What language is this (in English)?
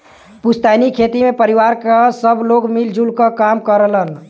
Bhojpuri